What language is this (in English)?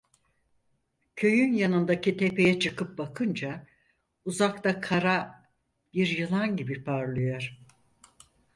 Turkish